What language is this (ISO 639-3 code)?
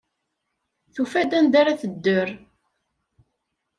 kab